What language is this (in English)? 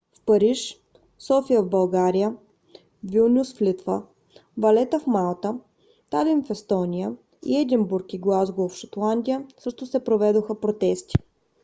Bulgarian